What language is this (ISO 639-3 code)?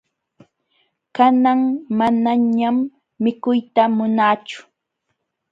qxw